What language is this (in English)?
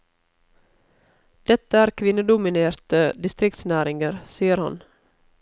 Norwegian